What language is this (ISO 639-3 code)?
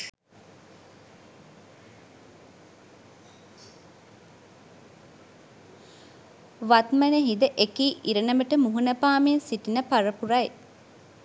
sin